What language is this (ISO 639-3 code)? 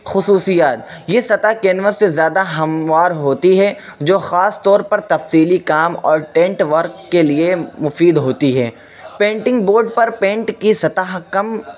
urd